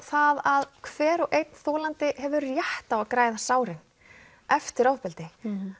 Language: Icelandic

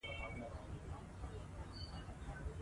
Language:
Pashto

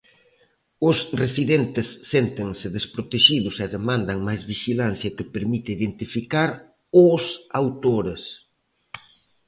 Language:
Galician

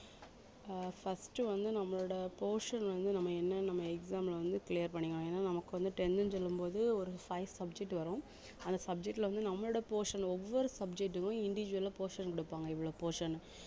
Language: Tamil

